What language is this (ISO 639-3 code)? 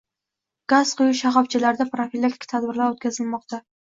uzb